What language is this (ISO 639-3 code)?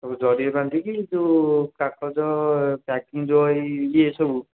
ori